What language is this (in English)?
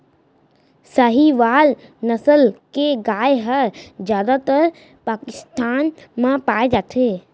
Chhattisgarhi